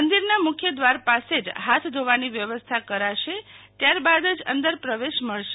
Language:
Gujarati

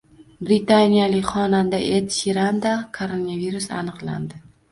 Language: Uzbek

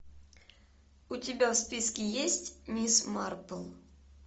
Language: Russian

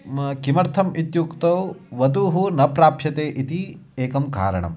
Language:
Sanskrit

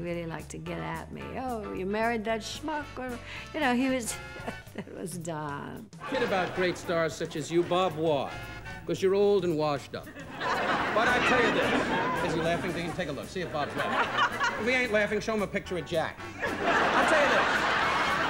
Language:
English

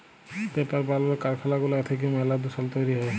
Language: Bangla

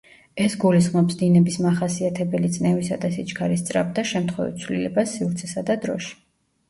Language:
Georgian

